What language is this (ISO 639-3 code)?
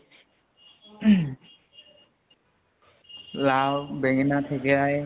asm